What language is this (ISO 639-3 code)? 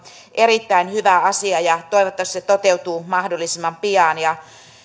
fin